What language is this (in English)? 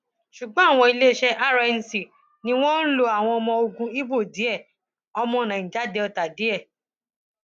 Yoruba